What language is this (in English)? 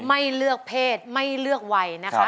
Thai